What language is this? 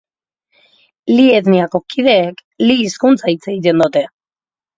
Basque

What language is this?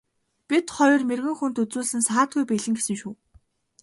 Mongolian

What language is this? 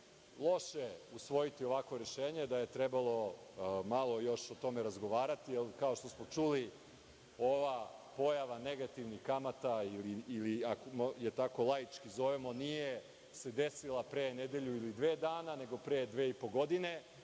Serbian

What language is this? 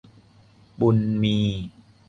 Thai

